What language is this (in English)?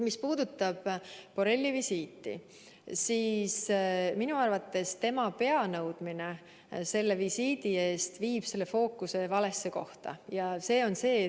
Estonian